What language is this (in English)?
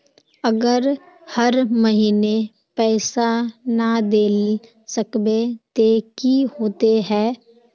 Magahi